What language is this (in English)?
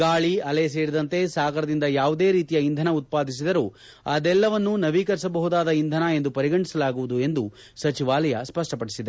Kannada